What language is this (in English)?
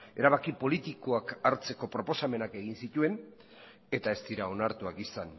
Basque